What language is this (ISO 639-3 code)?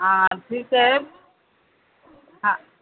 mar